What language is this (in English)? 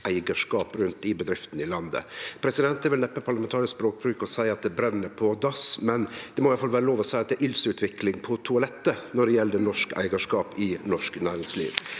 Norwegian